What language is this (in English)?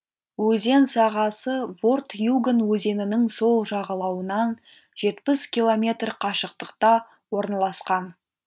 Kazakh